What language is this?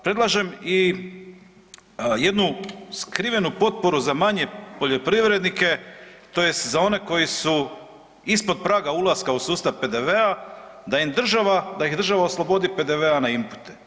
Croatian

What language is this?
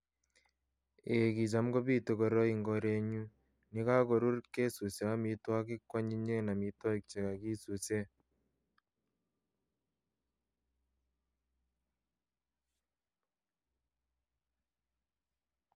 Kalenjin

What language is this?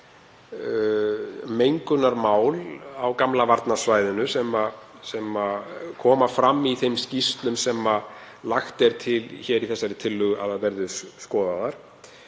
Icelandic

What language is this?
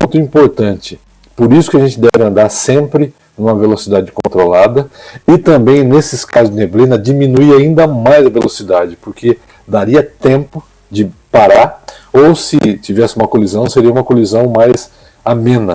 Portuguese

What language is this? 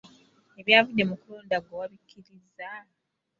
Ganda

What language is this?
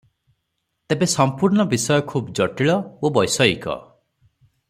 Odia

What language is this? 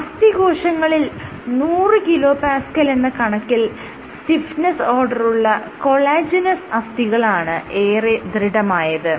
Malayalam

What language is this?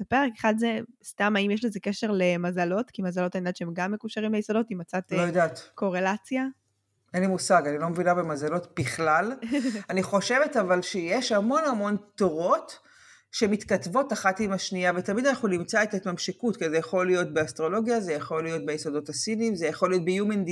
Hebrew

